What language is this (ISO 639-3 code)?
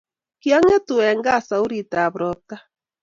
kln